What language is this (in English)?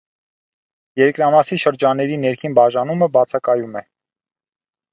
Armenian